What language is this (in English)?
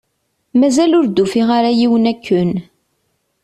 Kabyle